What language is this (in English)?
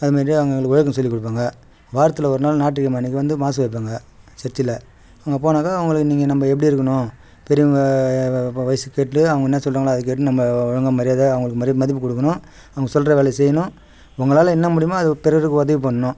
Tamil